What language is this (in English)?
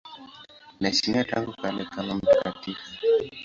Swahili